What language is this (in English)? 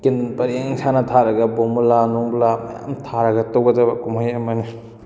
Manipuri